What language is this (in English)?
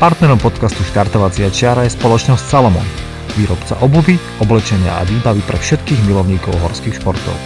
Slovak